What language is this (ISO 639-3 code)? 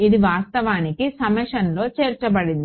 tel